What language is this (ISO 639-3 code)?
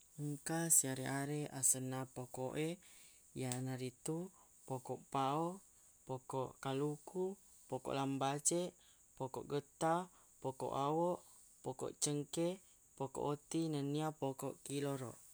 bug